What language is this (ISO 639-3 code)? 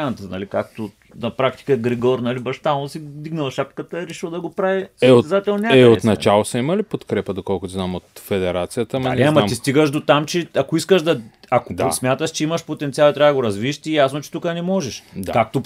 bul